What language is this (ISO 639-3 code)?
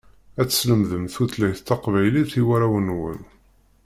kab